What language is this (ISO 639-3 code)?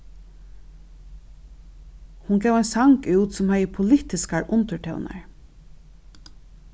fao